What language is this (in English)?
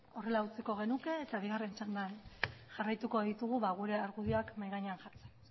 Basque